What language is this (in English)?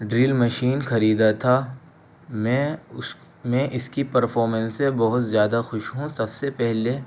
Urdu